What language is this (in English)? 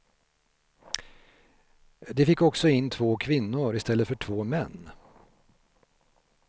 Swedish